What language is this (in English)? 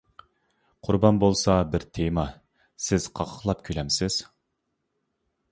Uyghur